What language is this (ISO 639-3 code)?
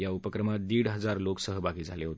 mar